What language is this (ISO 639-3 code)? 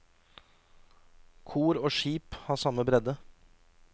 nor